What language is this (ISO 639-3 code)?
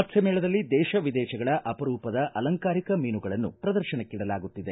kan